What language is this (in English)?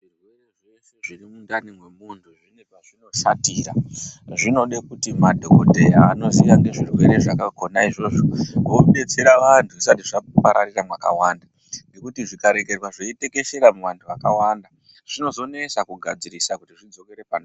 Ndau